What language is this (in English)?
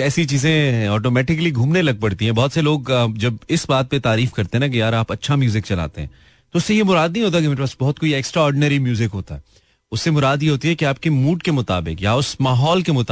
Hindi